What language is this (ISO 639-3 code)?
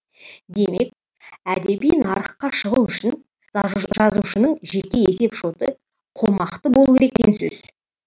kaz